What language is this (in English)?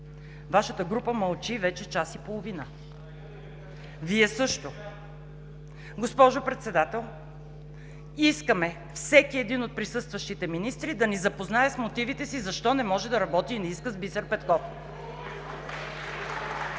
Bulgarian